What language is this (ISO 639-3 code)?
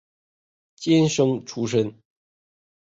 zho